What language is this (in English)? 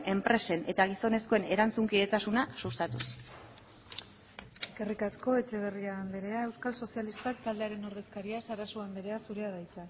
Basque